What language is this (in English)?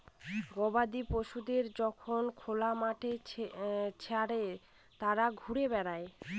Bangla